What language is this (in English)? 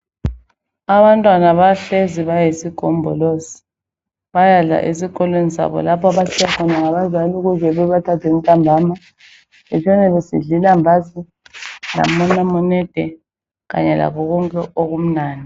North Ndebele